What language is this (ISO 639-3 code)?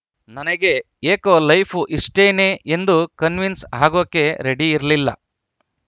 kan